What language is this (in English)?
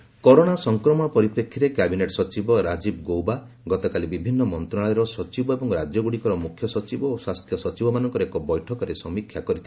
Odia